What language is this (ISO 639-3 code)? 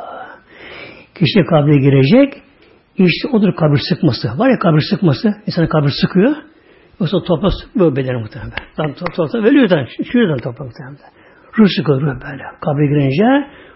tur